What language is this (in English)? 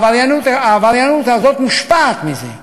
Hebrew